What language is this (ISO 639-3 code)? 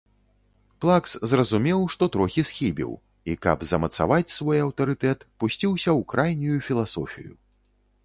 bel